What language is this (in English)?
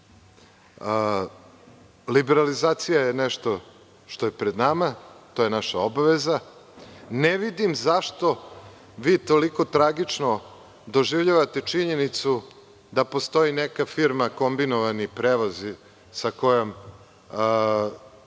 Serbian